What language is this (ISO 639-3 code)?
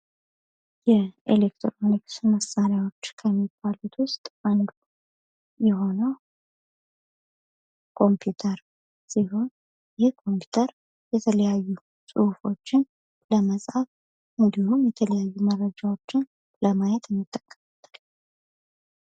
amh